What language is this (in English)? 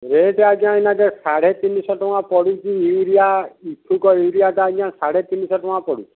Odia